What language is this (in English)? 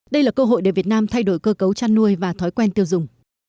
Vietnamese